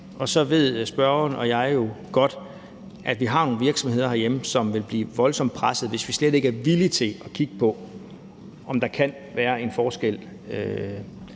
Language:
Danish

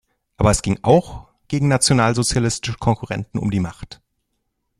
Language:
German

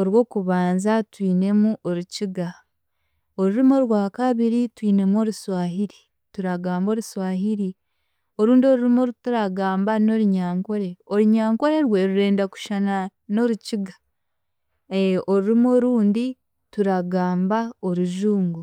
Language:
Chiga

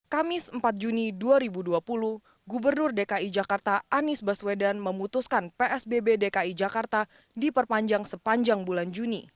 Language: Indonesian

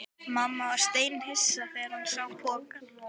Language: Icelandic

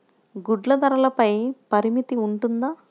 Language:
Telugu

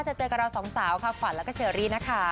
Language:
Thai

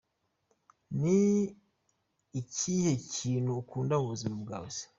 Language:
Kinyarwanda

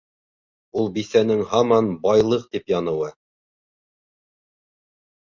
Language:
Bashkir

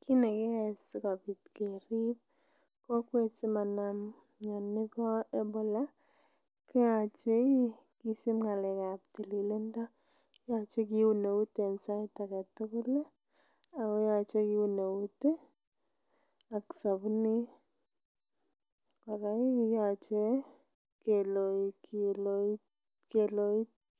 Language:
Kalenjin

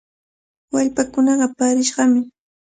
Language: Cajatambo North Lima Quechua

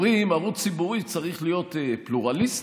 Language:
Hebrew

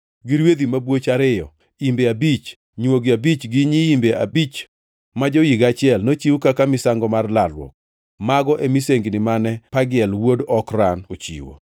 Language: Luo (Kenya and Tanzania)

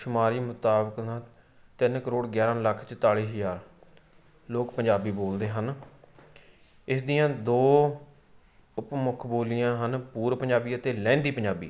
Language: Punjabi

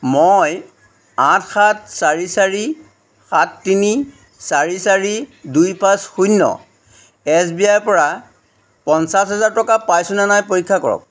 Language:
Assamese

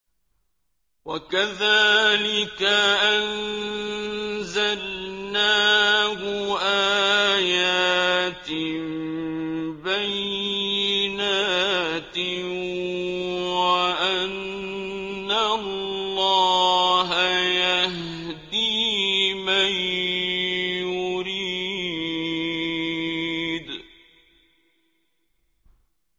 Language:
Arabic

